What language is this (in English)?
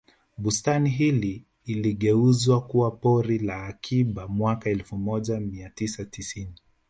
Swahili